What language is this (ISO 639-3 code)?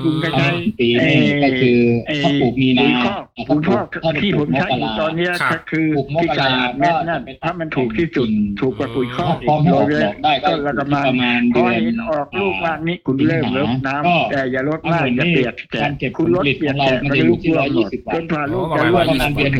tha